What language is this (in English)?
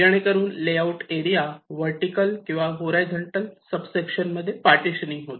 Marathi